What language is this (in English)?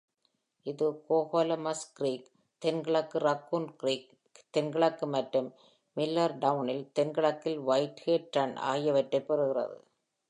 Tamil